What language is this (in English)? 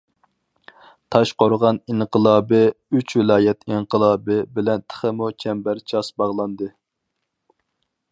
Uyghur